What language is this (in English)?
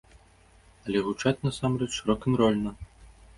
Belarusian